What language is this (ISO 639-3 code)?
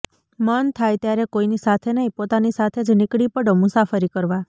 guj